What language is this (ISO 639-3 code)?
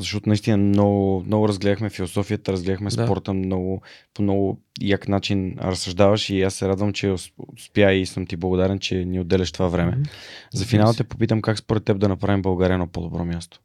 bul